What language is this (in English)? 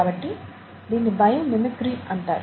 Telugu